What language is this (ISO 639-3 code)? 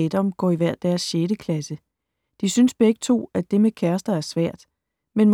dan